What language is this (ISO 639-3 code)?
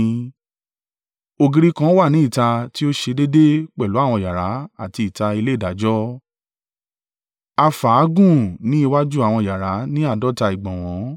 yor